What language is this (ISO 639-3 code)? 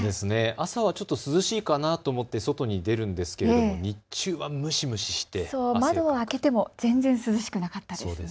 jpn